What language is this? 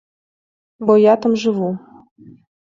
Belarusian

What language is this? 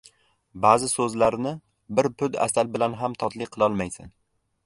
Uzbek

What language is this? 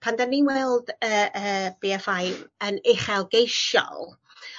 Welsh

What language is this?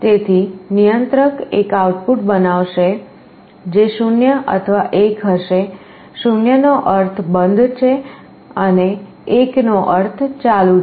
Gujarati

